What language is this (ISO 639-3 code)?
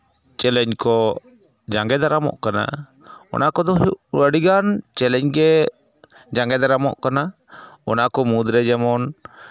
sat